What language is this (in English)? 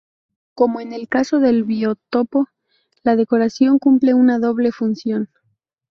Spanish